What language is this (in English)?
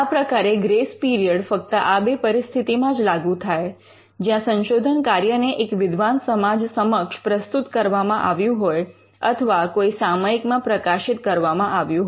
Gujarati